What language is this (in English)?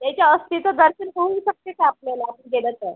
Marathi